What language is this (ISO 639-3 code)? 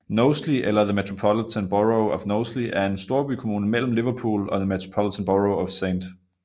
dan